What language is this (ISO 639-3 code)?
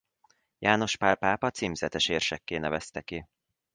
hun